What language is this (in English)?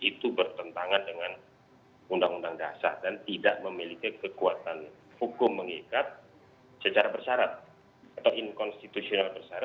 Indonesian